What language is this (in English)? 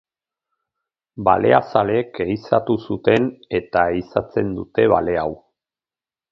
Basque